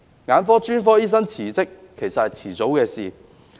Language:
Cantonese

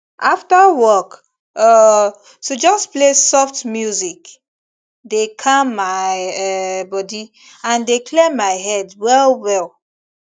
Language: Nigerian Pidgin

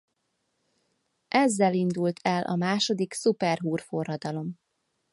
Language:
Hungarian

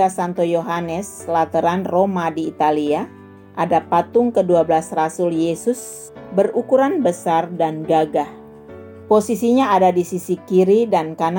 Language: Indonesian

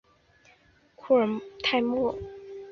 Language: Chinese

